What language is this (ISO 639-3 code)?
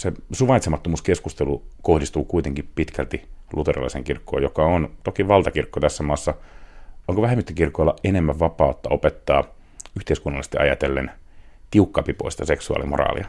fin